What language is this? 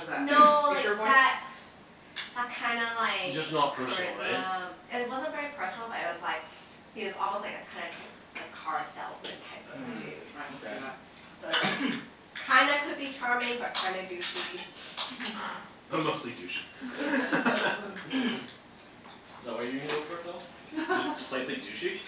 English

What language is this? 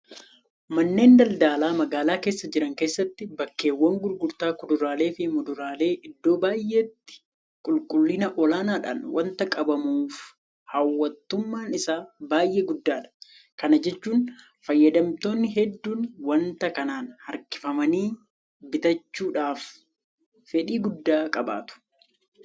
Oromo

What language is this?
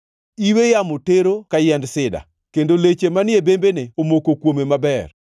Luo (Kenya and Tanzania)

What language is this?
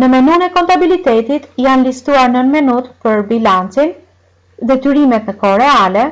Albanian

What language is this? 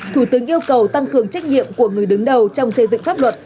Vietnamese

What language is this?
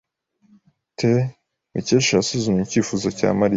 Kinyarwanda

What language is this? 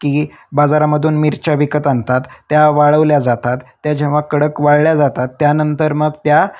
Marathi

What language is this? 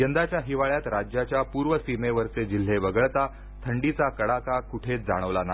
Marathi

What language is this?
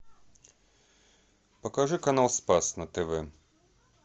Russian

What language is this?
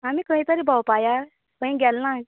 Konkani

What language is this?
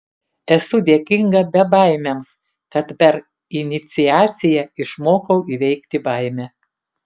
Lithuanian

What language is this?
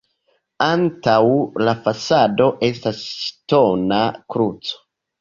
Esperanto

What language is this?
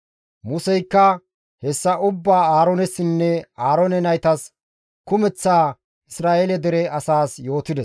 Gamo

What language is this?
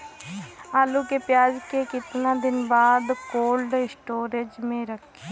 Bhojpuri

